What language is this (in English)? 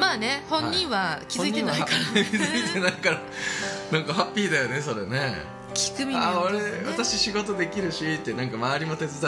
Japanese